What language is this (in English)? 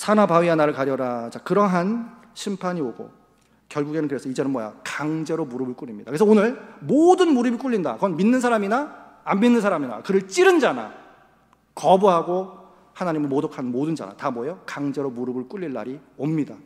Korean